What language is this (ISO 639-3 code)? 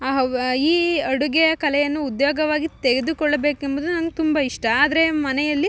kan